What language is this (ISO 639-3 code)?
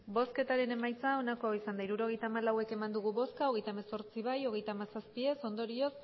eus